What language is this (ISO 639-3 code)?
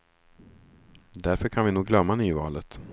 swe